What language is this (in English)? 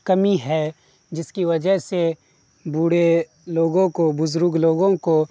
Urdu